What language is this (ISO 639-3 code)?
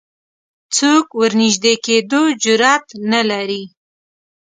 pus